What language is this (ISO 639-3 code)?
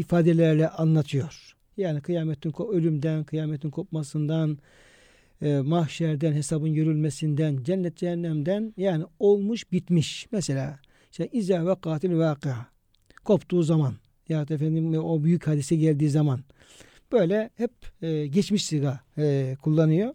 tur